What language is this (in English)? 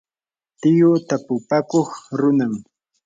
Yanahuanca Pasco Quechua